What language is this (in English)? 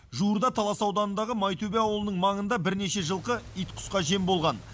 Kazakh